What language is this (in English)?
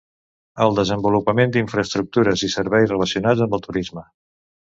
Catalan